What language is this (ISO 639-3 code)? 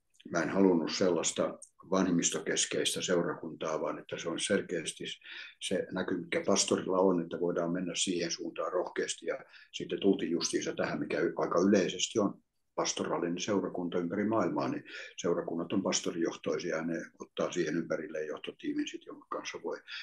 fin